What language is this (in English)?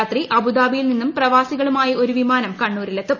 Malayalam